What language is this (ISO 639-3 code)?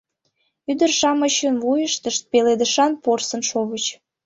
chm